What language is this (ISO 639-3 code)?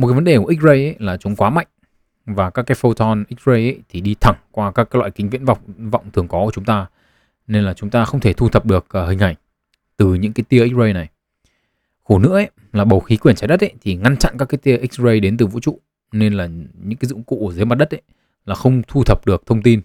vie